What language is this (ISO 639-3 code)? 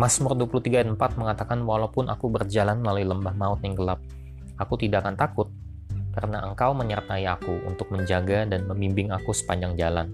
ind